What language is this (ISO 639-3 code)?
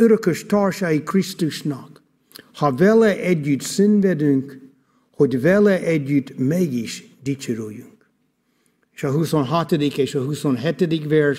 hun